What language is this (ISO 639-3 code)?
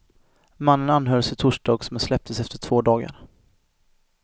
swe